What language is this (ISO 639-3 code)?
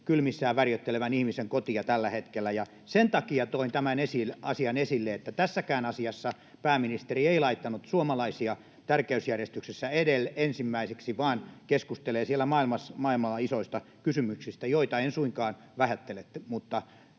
fin